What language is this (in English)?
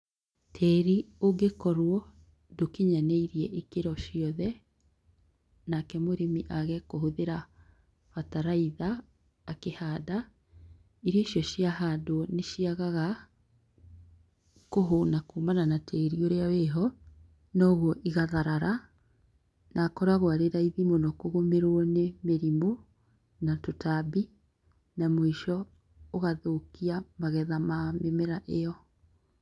Kikuyu